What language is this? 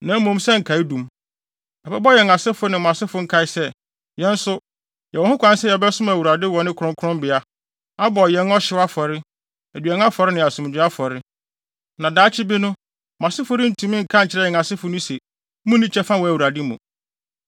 Akan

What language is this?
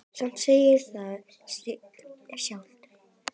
Icelandic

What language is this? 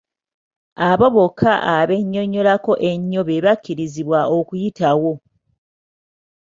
Ganda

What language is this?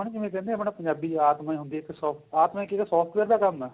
Punjabi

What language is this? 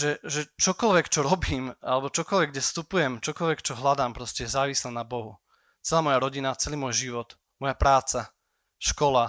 Slovak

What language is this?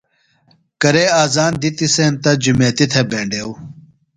Phalura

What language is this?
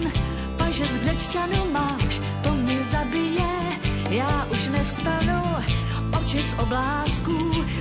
Slovak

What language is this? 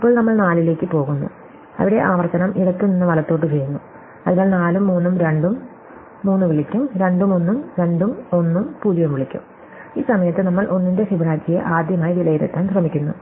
Malayalam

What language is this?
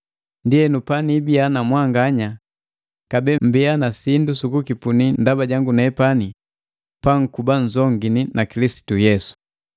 Matengo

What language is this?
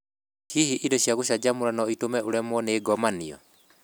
Kikuyu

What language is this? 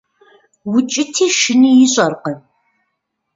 Kabardian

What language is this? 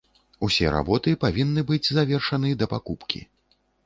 Belarusian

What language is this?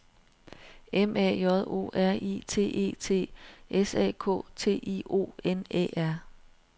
Danish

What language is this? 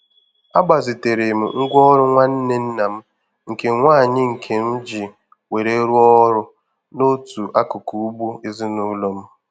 Igbo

